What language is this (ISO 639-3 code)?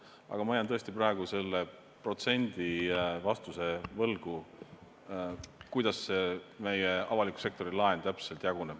est